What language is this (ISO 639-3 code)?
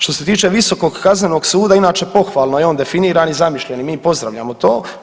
hrv